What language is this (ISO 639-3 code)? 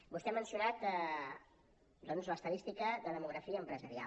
cat